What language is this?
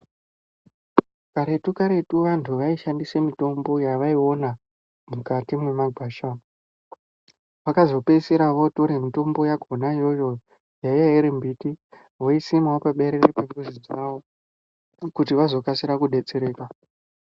Ndau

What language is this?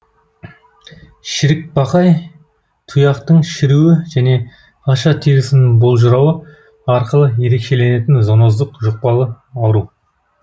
Kazakh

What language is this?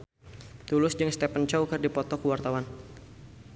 Sundanese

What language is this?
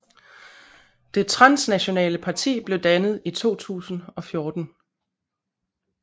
Danish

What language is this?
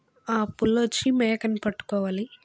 Telugu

